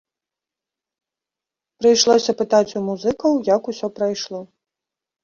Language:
Belarusian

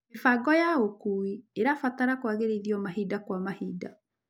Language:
Kikuyu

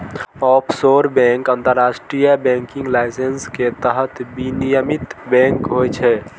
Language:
Maithili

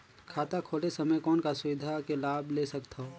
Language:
Chhattisgarhi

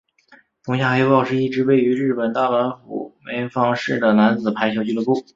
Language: Chinese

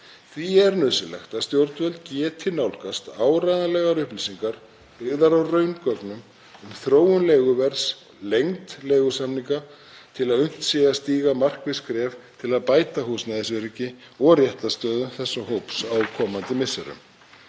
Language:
Icelandic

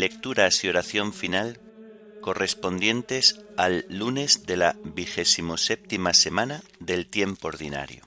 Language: Spanish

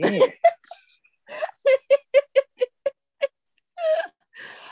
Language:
Welsh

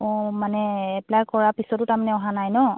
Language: Assamese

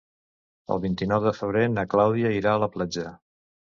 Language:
Catalan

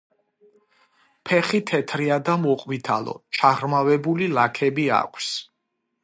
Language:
Georgian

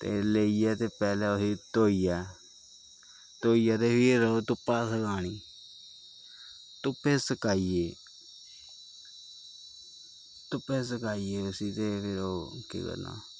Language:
Dogri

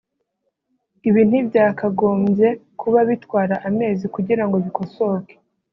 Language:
Kinyarwanda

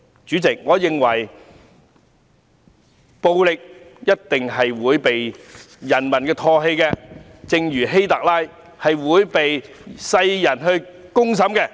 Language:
Cantonese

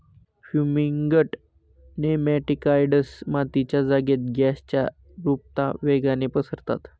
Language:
Marathi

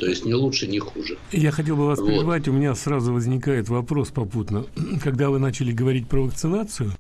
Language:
Russian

